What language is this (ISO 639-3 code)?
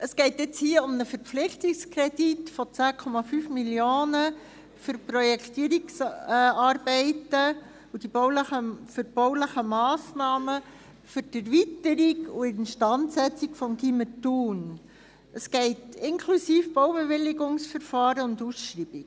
gsw